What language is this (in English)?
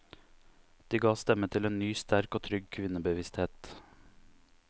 Norwegian